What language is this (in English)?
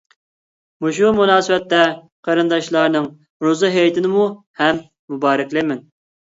Uyghur